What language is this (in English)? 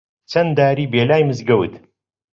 Central Kurdish